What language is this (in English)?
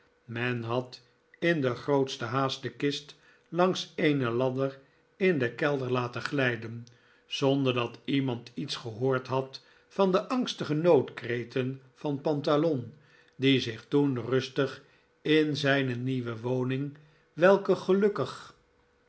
Dutch